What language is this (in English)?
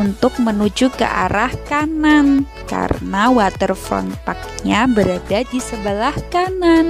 Indonesian